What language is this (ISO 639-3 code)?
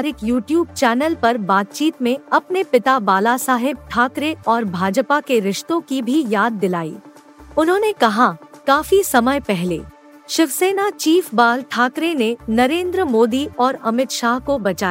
hin